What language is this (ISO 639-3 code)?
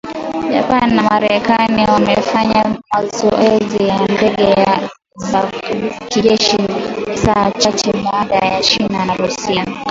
swa